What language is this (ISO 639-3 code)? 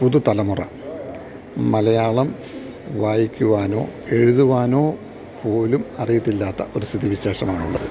mal